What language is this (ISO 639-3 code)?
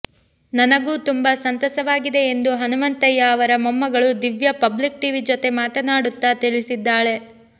kan